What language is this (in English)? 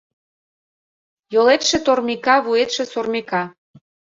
Mari